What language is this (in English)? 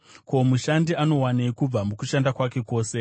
Shona